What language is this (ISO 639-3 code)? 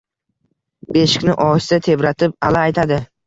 uzb